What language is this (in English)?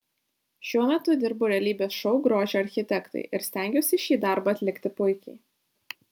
Lithuanian